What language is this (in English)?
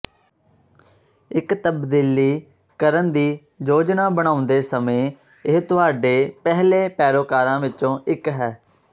Punjabi